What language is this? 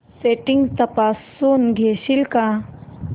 Marathi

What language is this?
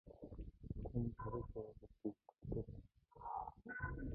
Mongolian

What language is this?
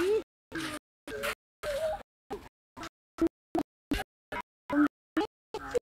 Kannada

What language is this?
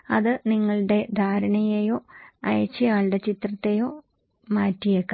Malayalam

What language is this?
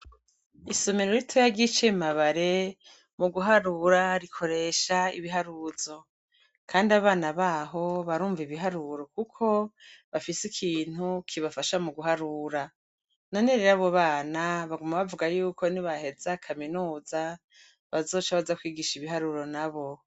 Rundi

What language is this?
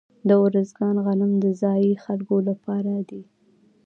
Pashto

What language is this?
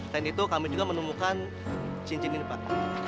Indonesian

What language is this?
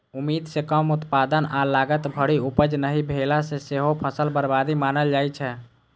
Maithili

